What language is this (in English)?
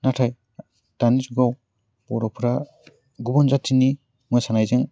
Bodo